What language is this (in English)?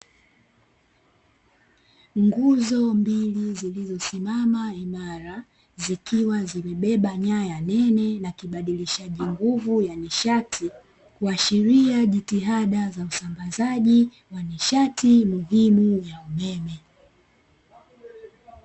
Swahili